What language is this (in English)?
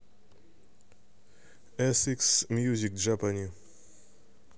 Russian